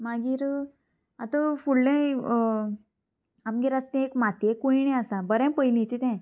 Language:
Konkani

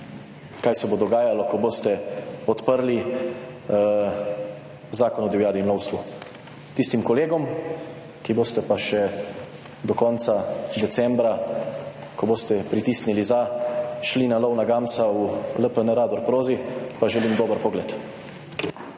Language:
Slovenian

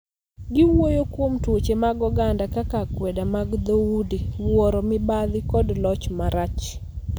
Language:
Luo (Kenya and Tanzania)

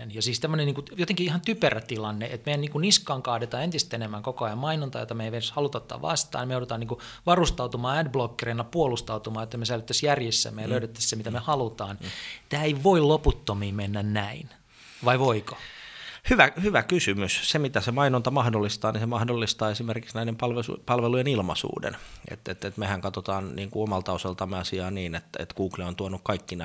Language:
Finnish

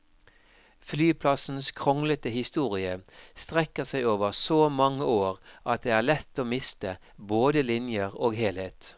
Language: Norwegian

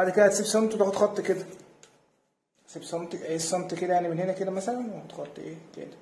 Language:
Arabic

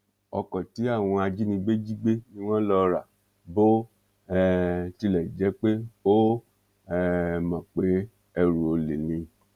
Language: Yoruba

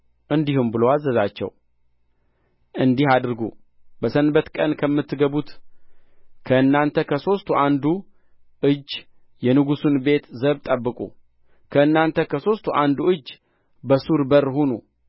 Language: Amharic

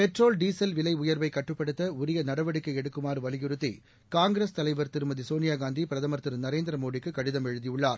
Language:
Tamil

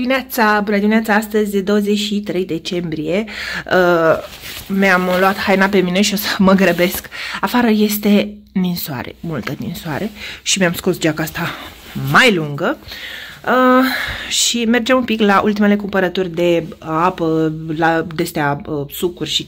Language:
Romanian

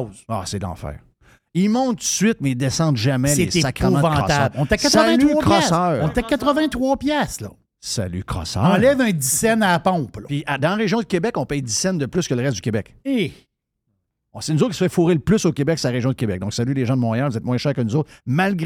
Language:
French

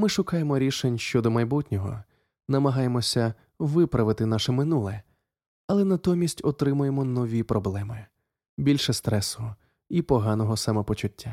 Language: Ukrainian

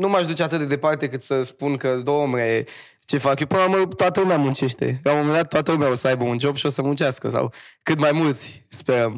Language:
Romanian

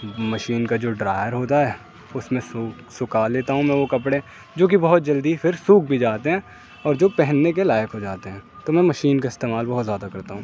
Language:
Urdu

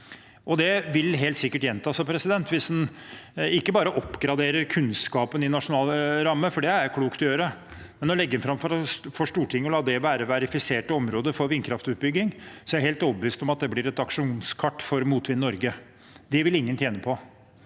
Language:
Norwegian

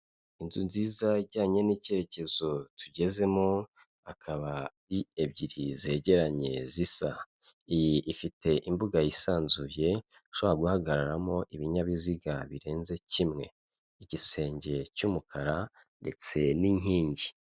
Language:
Kinyarwanda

